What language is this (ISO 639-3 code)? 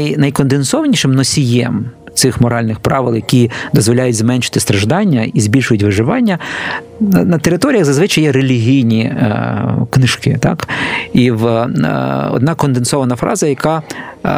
ukr